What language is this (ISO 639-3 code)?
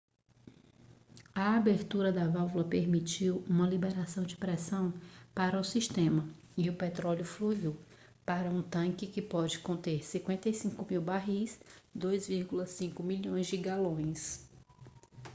por